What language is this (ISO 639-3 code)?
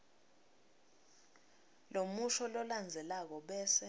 ssw